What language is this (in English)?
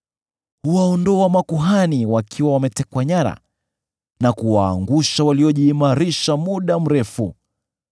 Swahili